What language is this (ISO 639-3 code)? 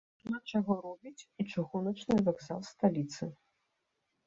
bel